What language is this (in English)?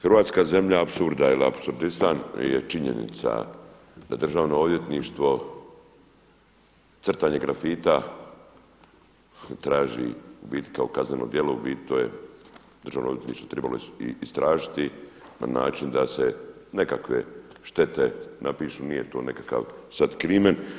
Croatian